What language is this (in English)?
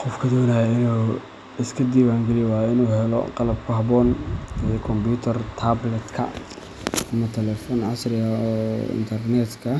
Somali